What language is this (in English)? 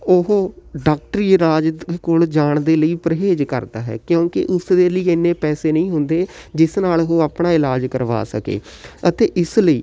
Punjabi